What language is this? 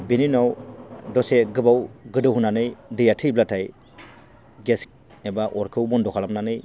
Bodo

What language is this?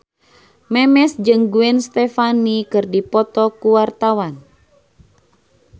Sundanese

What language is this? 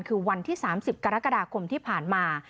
Thai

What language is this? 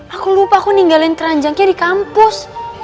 Indonesian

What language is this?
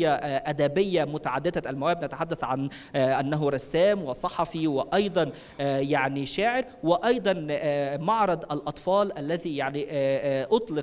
Arabic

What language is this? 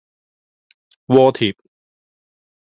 Cantonese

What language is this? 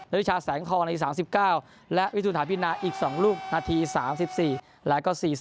Thai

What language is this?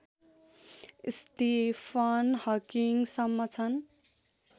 Nepali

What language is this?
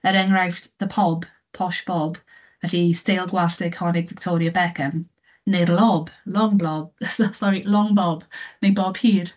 Welsh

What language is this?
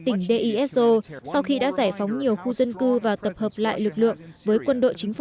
Vietnamese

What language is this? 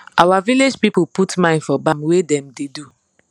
Nigerian Pidgin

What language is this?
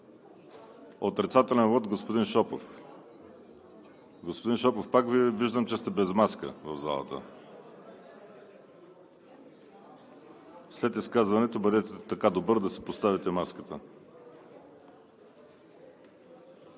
Bulgarian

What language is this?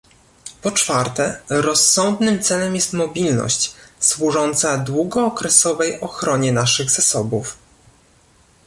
Polish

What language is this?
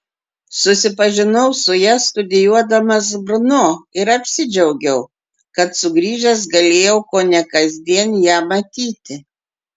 Lithuanian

